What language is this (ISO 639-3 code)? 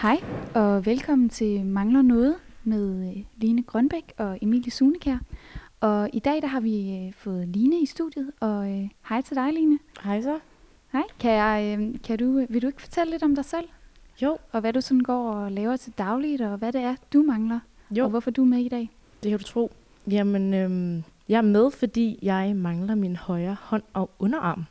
dan